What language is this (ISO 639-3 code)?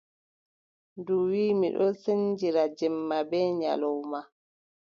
fub